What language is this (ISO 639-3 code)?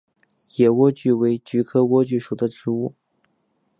zho